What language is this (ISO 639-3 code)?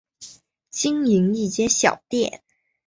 zho